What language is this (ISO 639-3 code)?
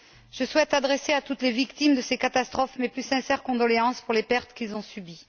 fra